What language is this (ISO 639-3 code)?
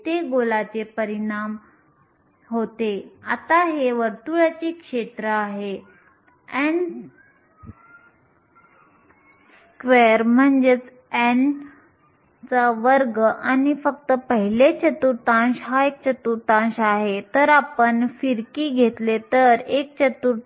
mar